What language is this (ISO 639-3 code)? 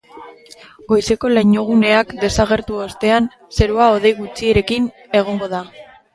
eus